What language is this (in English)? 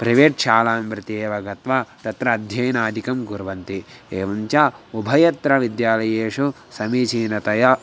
Sanskrit